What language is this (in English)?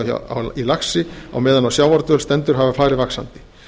Icelandic